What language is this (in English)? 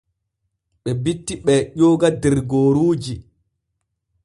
Borgu Fulfulde